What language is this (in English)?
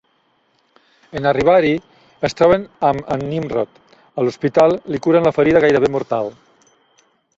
Catalan